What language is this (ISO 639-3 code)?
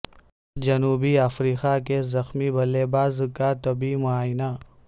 urd